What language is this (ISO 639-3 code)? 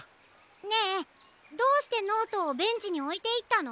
jpn